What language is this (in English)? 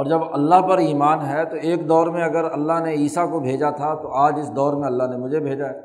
Urdu